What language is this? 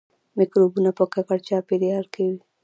Pashto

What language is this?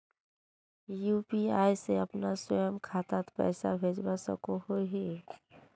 Magahi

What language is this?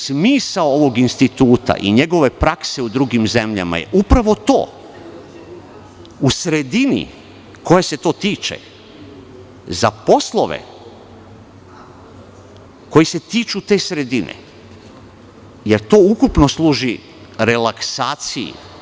Serbian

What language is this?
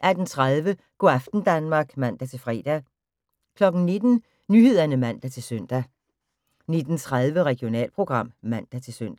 Danish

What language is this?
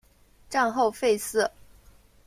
Chinese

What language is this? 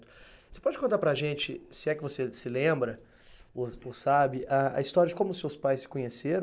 Portuguese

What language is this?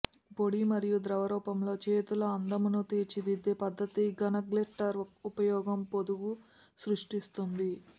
Telugu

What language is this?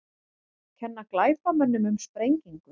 Icelandic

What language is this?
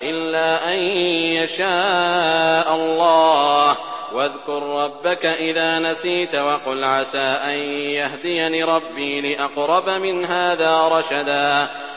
Arabic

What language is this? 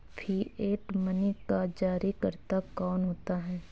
Hindi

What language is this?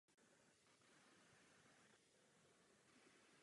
Czech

